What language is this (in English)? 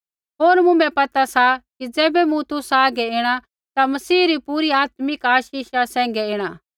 Kullu Pahari